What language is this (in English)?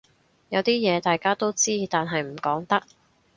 Cantonese